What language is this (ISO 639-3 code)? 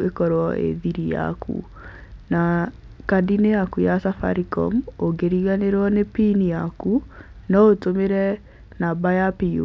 kik